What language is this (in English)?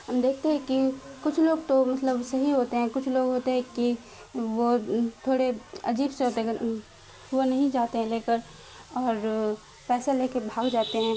Urdu